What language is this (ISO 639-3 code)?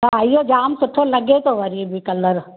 snd